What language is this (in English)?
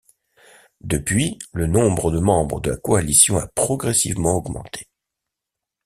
French